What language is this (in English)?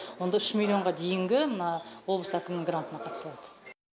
Kazakh